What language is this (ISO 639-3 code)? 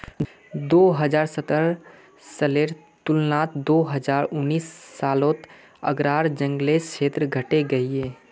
mag